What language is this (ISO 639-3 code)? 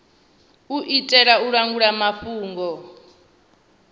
ven